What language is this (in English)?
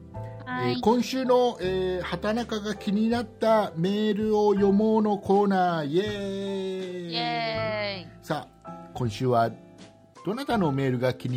Japanese